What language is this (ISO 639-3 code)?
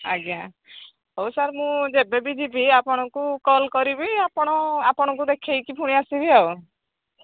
ori